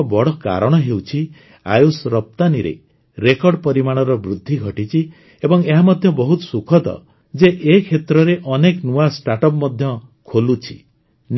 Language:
Odia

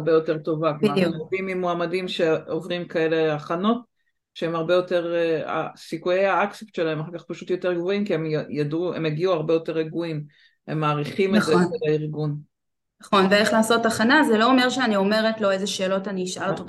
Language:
Hebrew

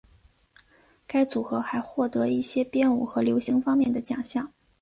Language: Chinese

